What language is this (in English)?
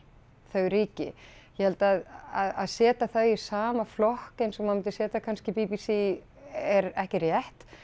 Icelandic